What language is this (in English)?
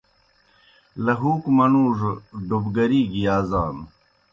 Kohistani Shina